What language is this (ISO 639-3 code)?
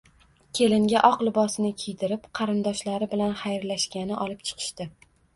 uzb